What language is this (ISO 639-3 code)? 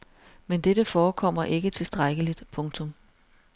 dan